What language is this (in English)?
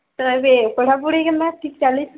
Odia